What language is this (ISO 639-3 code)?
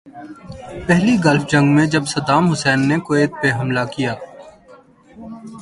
urd